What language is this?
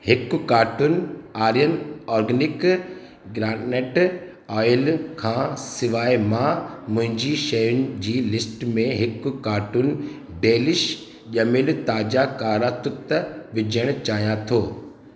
Sindhi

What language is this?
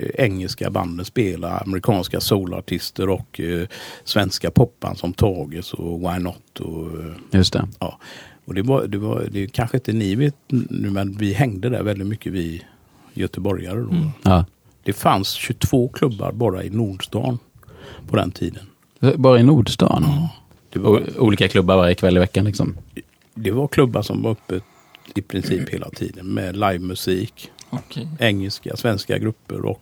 Swedish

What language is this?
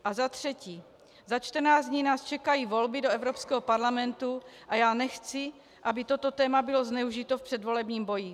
Czech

